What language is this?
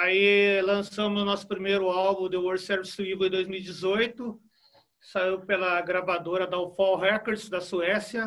Portuguese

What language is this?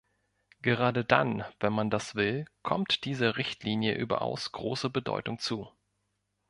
German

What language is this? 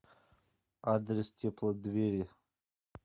Russian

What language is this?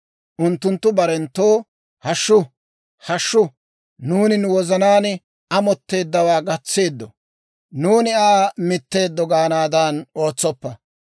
Dawro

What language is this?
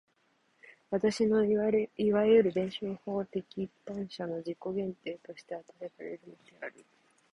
Japanese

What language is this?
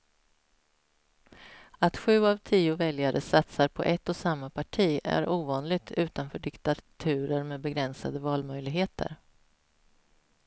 Swedish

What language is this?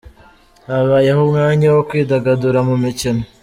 Kinyarwanda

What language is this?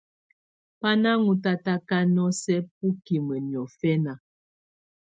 Tunen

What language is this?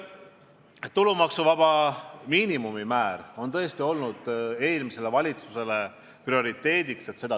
Estonian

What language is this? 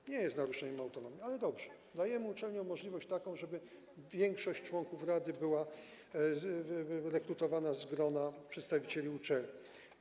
Polish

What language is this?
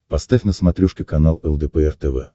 Russian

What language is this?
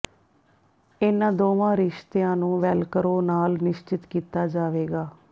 Punjabi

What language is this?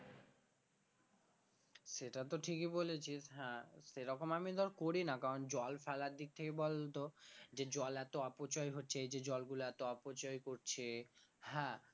Bangla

